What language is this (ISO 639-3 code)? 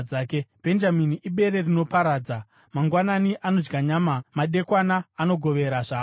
sna